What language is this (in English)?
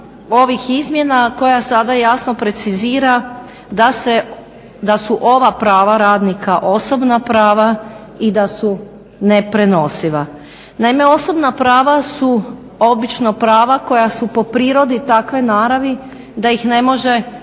Croatian